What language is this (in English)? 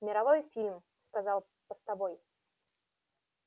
Russian